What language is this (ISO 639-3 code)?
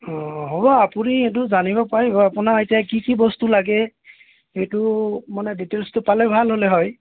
asm